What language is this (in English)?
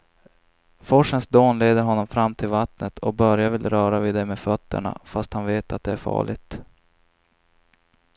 Swedish